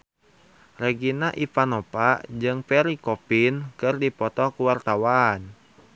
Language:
Sundanese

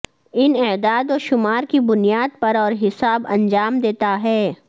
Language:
Urdu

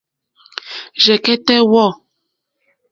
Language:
Mokpwe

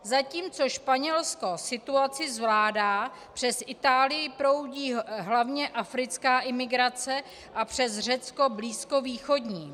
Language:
Czech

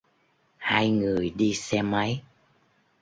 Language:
Vietnamese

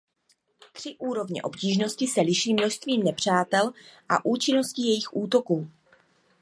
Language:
Czech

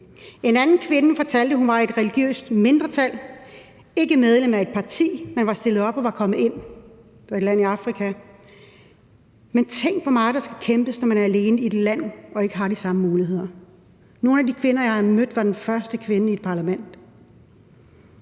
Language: Danish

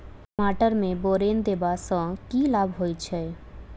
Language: Maithili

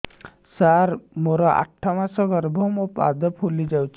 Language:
Odia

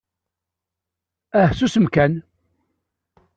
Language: Kabyle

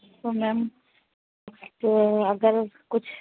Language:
Urdu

